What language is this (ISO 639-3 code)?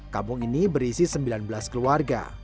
ind